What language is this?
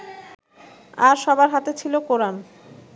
Bangla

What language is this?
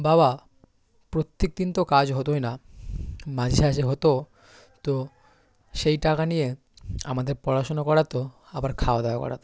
Bangla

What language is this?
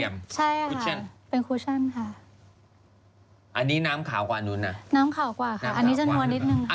Thai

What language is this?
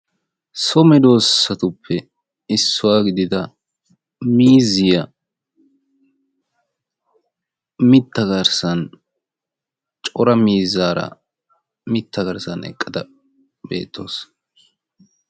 Wolaytta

